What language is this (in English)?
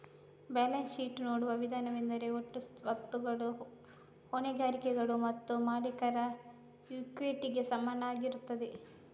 Kannada